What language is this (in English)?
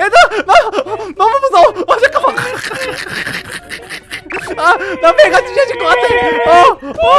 Korean